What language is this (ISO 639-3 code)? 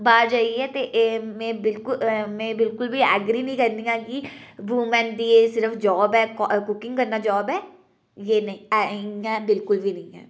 doi